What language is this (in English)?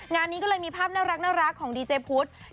Thai